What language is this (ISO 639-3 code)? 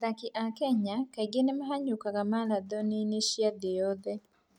kik